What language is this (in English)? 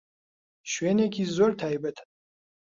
Central Kurdish